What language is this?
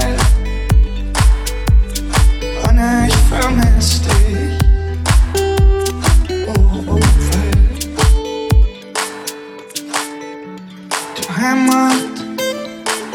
Dutch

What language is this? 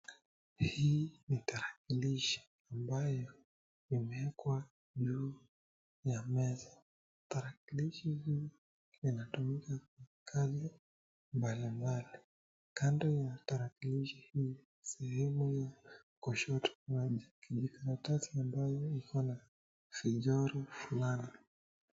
Swahili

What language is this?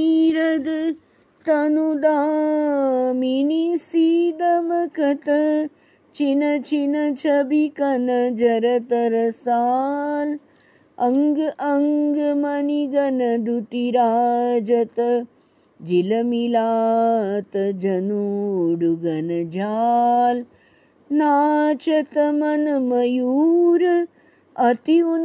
Hindi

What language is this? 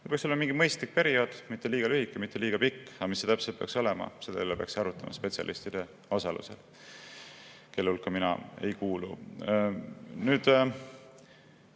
Estonian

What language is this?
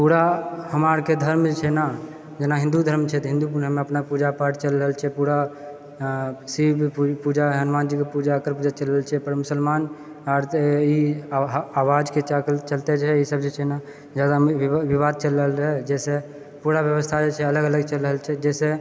Maithili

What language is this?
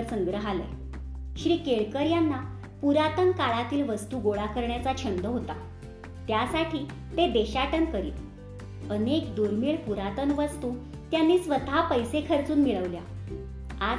Marathi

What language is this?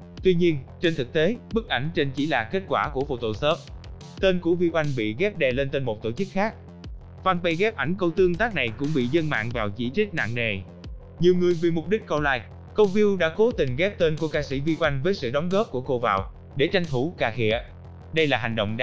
Vietnamese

